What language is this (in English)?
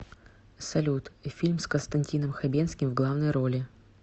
Russian